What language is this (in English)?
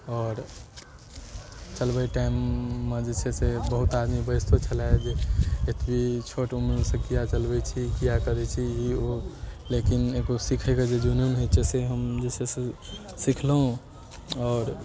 Maithili